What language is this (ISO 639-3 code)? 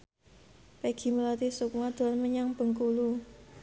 jav